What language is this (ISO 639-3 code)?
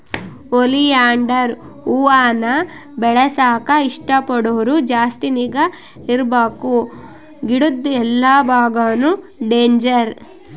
kan